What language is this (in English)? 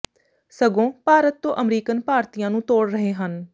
Punjabi